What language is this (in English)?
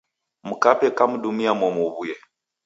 Taita